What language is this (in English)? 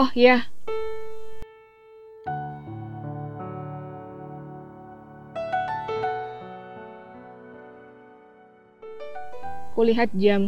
Indonesian